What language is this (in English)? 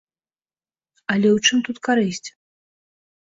Belarusian